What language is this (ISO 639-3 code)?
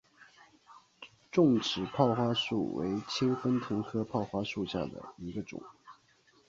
zho